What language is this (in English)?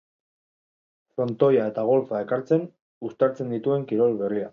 Basque